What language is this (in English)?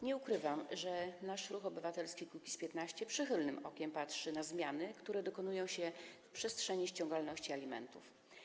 Polish